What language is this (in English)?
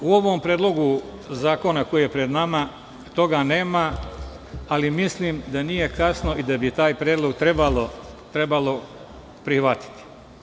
Serbian